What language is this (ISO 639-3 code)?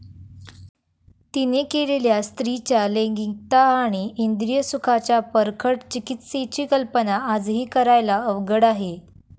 mar